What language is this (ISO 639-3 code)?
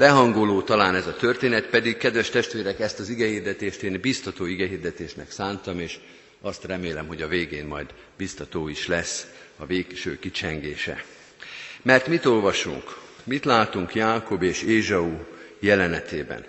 hun